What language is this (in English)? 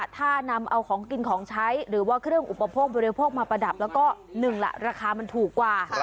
Thai